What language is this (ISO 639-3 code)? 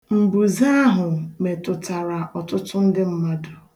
ibo